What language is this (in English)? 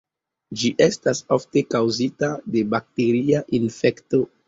Esperanto